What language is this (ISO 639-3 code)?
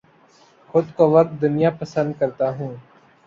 urd